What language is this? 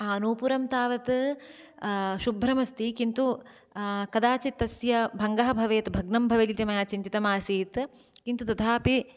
Sanskrit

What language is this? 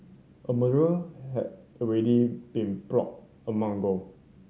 English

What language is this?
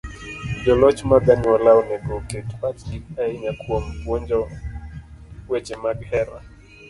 Luo (Kenya and Tanzania)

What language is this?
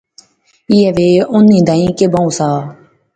Pahari-Potwari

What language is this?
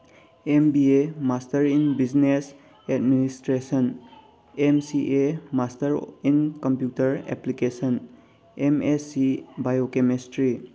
Manipuri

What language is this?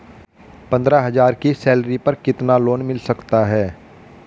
Hindi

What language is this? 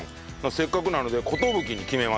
Japanese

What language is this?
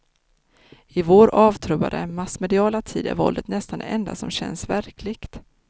Swedish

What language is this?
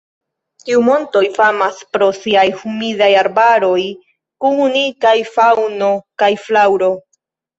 Esperanto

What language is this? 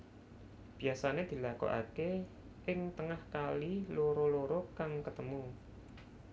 Javanese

